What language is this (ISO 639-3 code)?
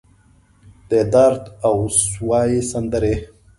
pus